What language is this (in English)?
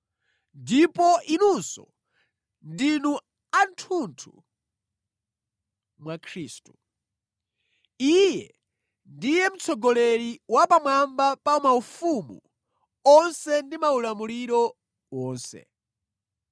Nyanja